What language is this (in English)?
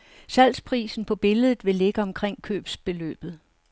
Danish